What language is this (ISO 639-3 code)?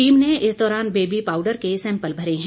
hin